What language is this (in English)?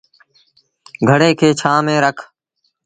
Sindhi Bhil